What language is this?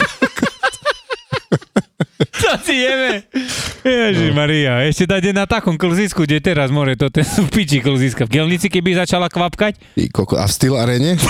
Slovak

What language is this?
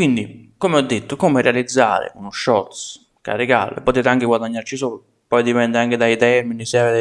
Italian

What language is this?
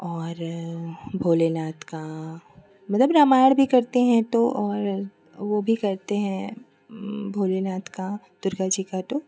Hindi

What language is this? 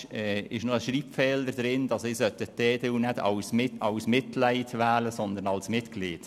Swiss German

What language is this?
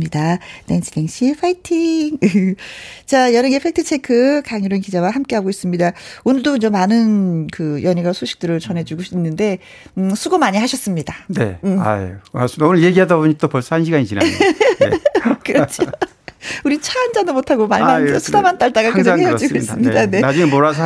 Korean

